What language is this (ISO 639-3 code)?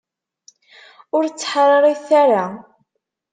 kab